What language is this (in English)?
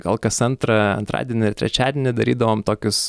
Lithuanian